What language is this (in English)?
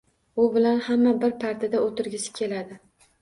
Uzbek